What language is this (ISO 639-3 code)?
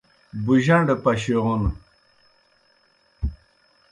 plk